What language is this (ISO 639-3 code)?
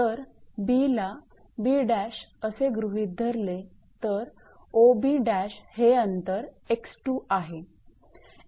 mar